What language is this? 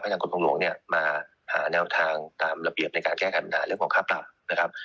Thai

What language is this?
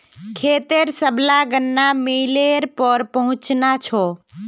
Magahi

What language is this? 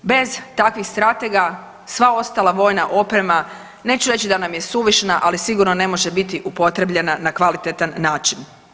Croatian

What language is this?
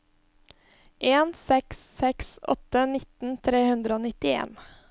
Norwegian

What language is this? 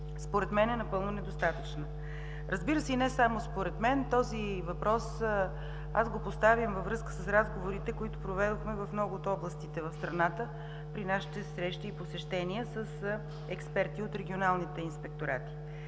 Bulgarian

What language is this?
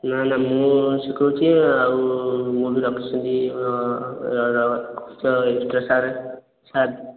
Odia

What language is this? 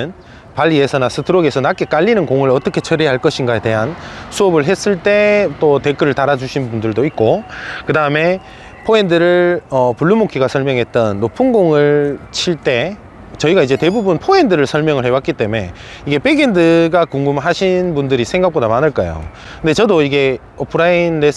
Korean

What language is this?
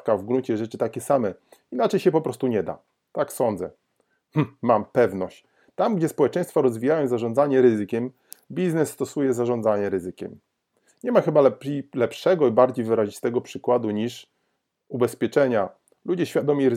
Polish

